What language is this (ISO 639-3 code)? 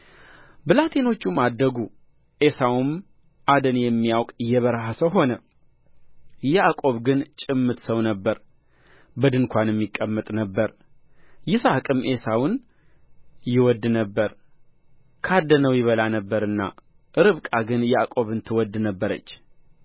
amh